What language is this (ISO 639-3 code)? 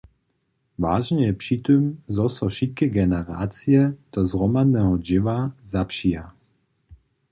hsb